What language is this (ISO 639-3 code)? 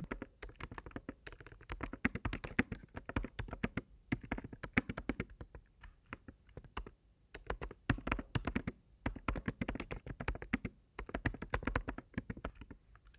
tur